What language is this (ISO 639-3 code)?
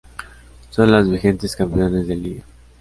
spa